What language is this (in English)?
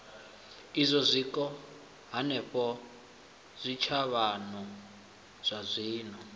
Venda